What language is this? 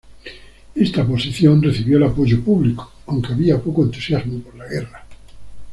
Spanish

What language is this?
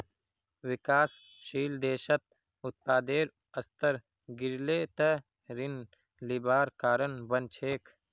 Magahi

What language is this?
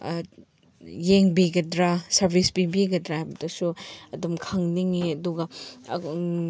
Manipuri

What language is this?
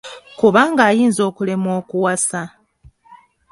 Ganda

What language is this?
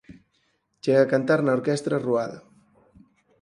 Galician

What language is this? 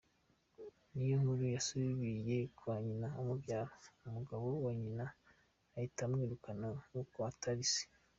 Kinyarwanda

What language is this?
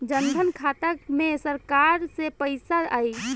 Bhojpuri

